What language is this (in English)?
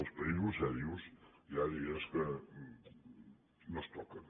Catalan